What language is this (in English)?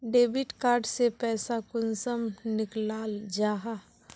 Magahi